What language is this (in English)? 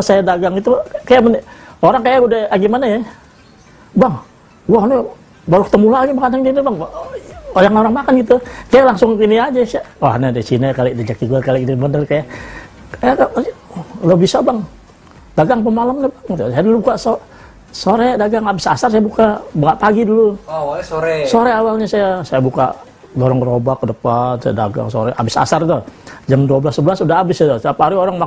Indonesian